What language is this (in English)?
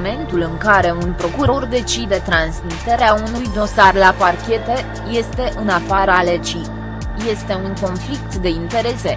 Romanian